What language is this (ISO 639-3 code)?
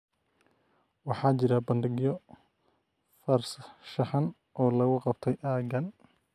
som